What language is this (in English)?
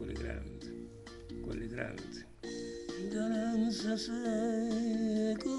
Italian